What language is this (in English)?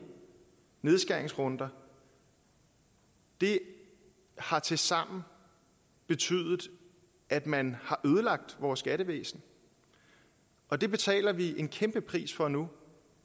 Danish